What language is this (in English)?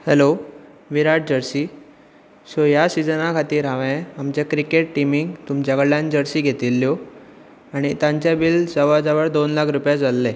Konkani